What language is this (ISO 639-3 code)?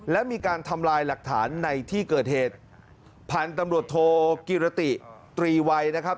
tha